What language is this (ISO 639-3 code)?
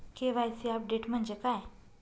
mar